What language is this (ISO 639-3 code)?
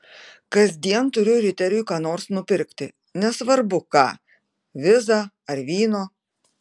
lit